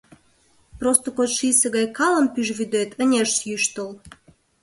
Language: Mari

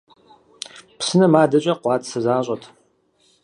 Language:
Kabardian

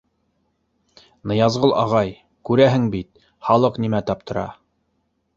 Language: Bashkir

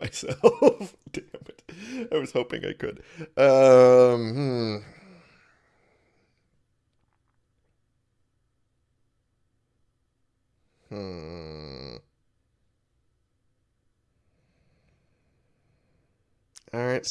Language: English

